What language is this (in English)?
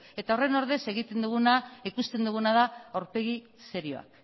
Basque